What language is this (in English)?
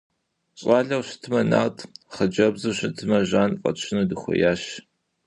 Kabardian